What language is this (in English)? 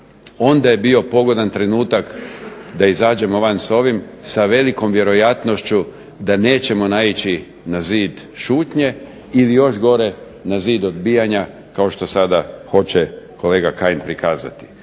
Croatian